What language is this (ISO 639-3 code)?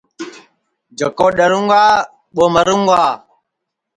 ssi